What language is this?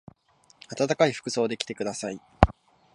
Japanese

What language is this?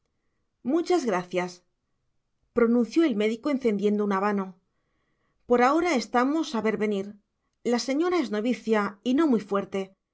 Spanish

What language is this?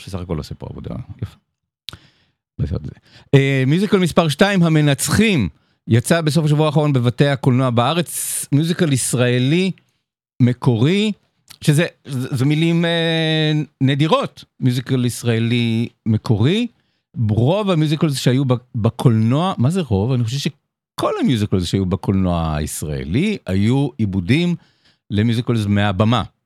Hebrew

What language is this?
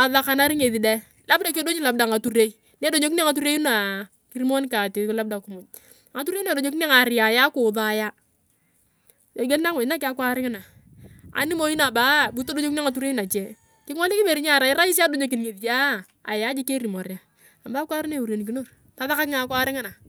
Turkana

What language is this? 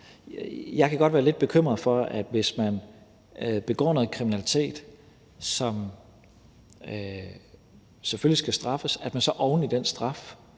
Danish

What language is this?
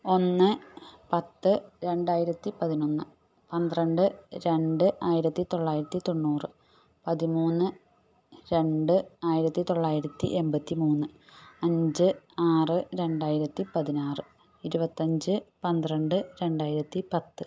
Malayalam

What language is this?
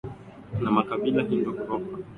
Swahili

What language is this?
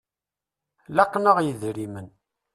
Kabyle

